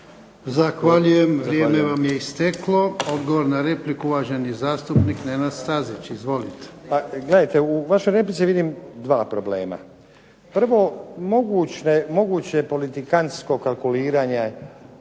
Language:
Croatian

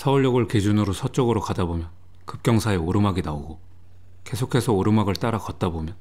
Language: Korean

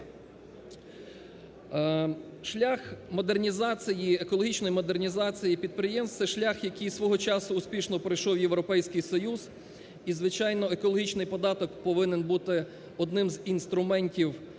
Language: Ukrainian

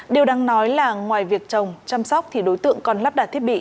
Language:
Vietnamese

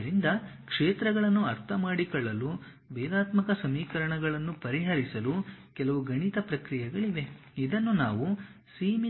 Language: Kannada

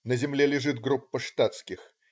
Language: Russian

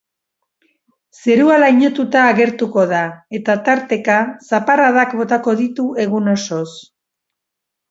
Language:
Basque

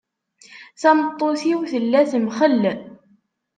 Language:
Kabyle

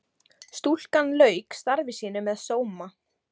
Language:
Icelandic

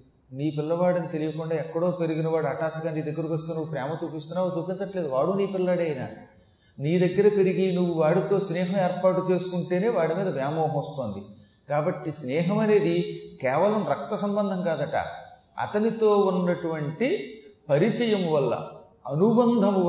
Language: Telugu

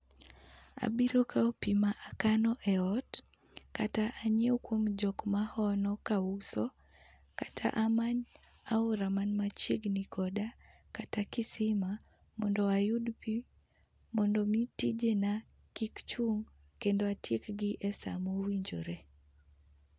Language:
Luo (Kenya and Tanzania)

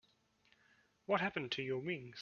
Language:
English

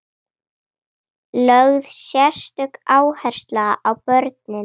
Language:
Icelandic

